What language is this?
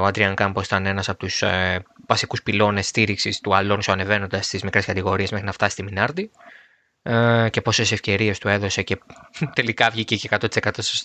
Greek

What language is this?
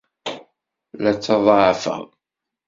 Kabyle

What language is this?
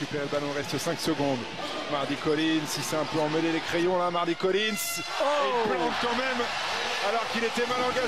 French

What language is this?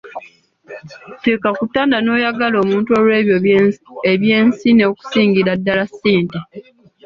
Ganda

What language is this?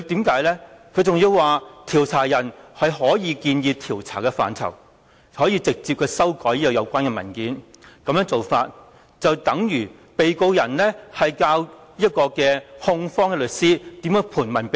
Cantonese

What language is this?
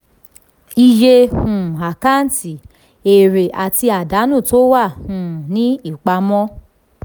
Yoruba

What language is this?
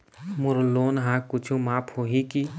Chhattisgarhi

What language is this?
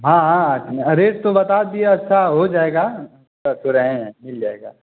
Hindi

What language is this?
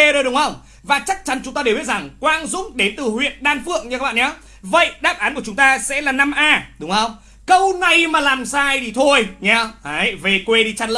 Vietnamese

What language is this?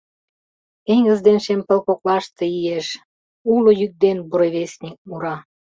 Mari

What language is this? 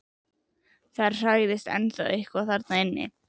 Icelandic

